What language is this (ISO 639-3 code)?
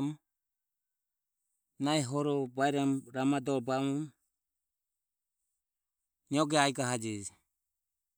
aom